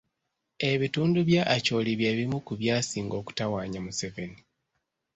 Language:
Ganda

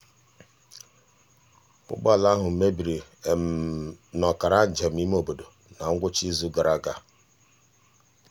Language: Igbo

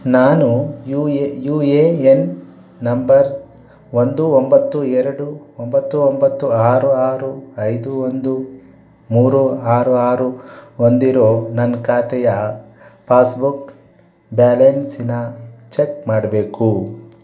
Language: Kannada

